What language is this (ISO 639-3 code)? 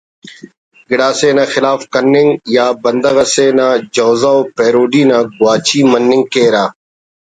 brh